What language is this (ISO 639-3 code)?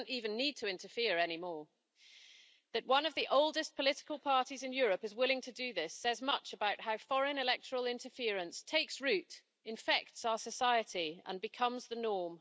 eng